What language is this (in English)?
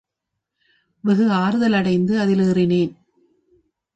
Tamil